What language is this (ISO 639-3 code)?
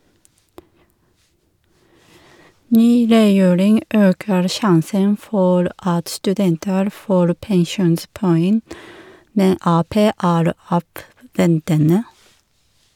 nor